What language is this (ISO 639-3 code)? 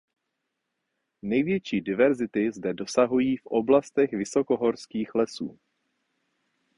ces